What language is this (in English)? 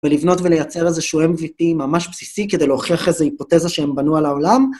Hebrew